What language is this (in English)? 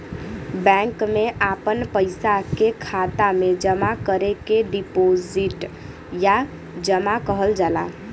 Bhojpuri